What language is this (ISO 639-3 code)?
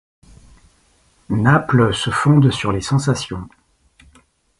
fra